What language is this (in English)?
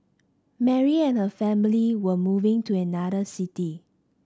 English